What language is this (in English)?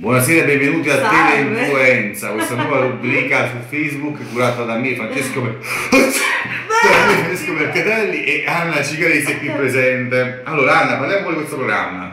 Italian